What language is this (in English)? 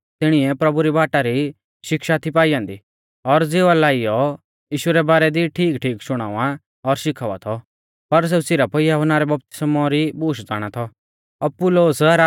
Mahasu Pahari